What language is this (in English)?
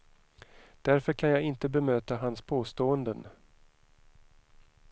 Swedish